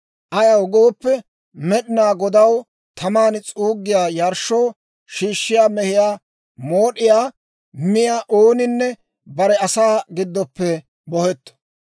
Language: Dawro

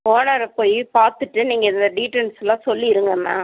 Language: Tamil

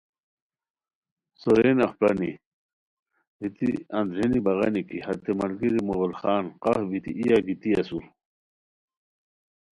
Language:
Khowar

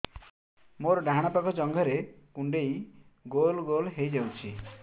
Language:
Odia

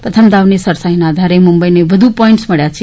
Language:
Gujarati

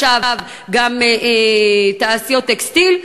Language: Hebrew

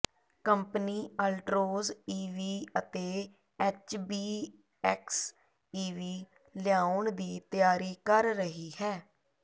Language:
Punjabi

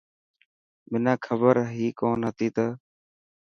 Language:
Dhatki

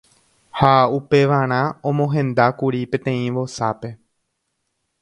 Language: Guarani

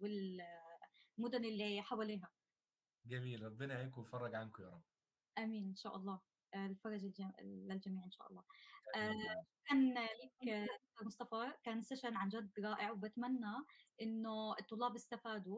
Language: Arabic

